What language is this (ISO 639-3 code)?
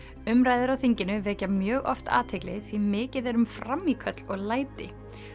isl